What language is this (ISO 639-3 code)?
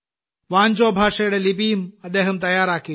mal